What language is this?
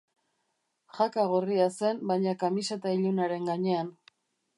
Basque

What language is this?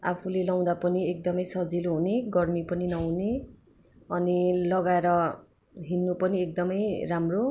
Nepali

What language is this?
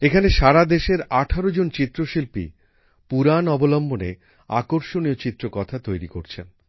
Bangla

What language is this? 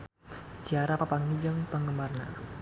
Sundanese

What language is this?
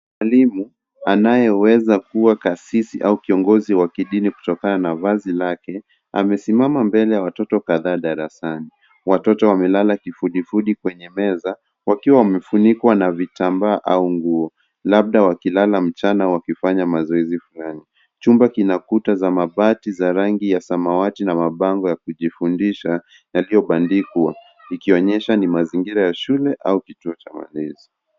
Swahili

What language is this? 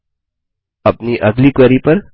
Hindi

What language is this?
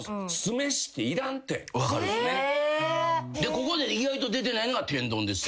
Japanese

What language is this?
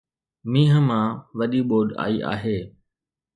Sindhi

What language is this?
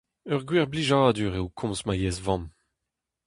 Breton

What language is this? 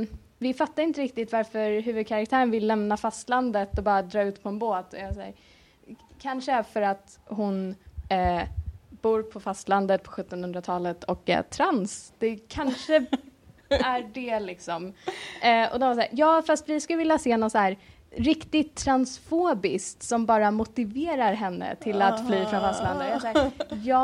Swedish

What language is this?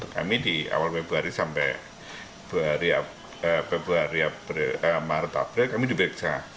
Indonesian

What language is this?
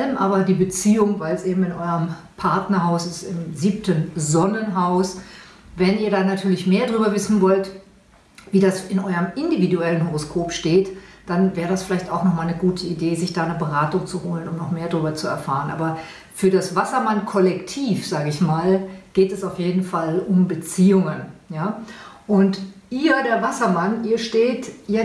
German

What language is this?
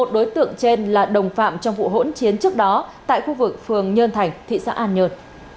Vietnamese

